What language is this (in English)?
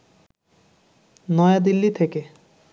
Bangla